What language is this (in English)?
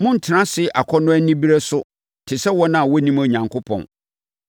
Akan